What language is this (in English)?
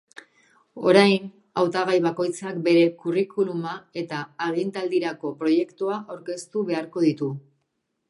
Basque